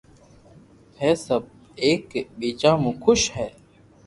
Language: Loarki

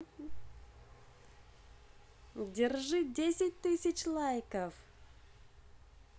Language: Russian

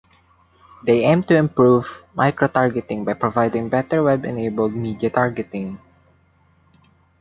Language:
English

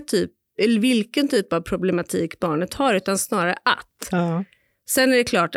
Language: Swedish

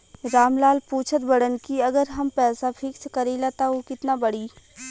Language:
Bhojpuri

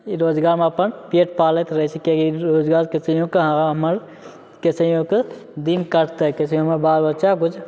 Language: Maithili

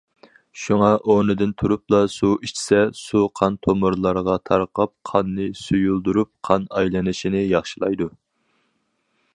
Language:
Uyghur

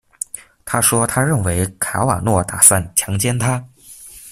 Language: Chinese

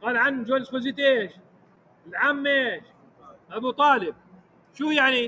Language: Arabic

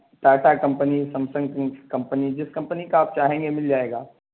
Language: Urdu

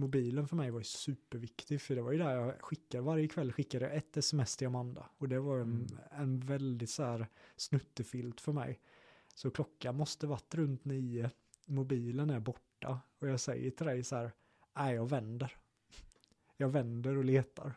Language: Swedish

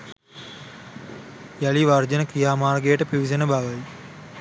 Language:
Sinhala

